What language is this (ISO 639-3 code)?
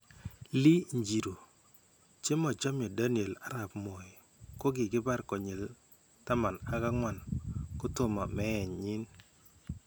kln